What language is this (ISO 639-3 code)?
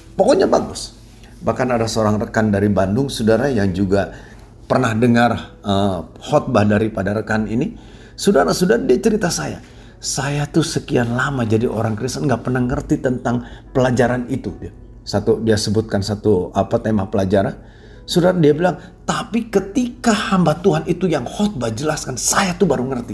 ind